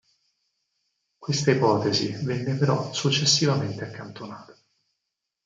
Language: Italian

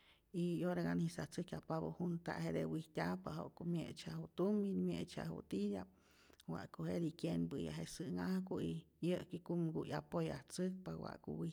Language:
Rayón Zoque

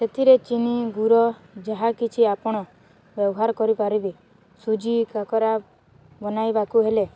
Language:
Odia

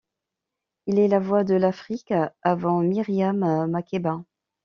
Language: French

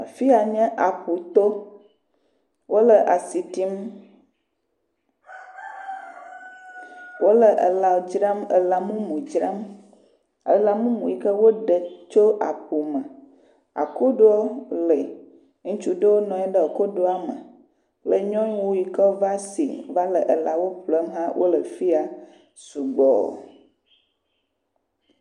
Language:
Ewe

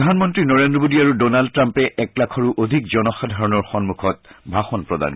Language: Assamese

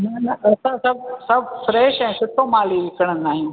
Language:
Sindhi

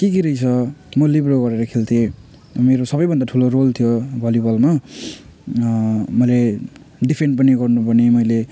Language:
Nepali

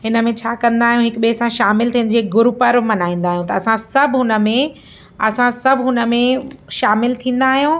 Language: Sindhi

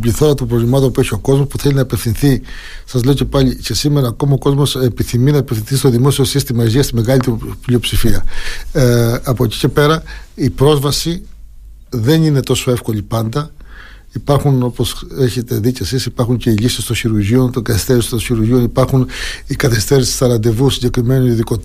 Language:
Greek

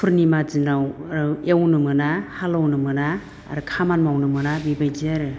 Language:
Bodo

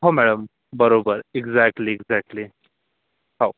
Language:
Marathi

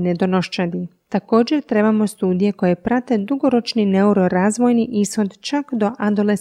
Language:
Croatian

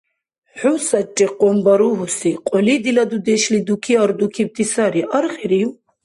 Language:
Dargwa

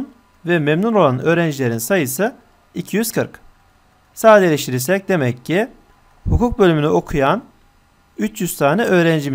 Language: Turkish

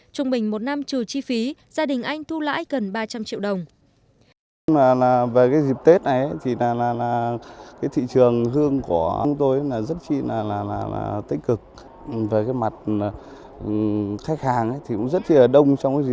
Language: Vietnamese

